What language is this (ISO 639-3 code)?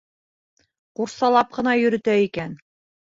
bak